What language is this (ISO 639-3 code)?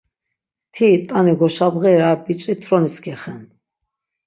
lzz